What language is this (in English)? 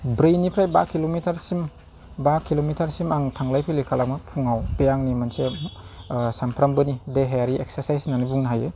Bodo